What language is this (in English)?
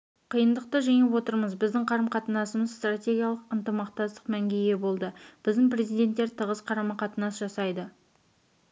Kazakh